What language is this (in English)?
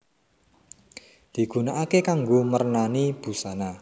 Javanese